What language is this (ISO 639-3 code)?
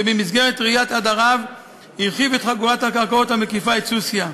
heb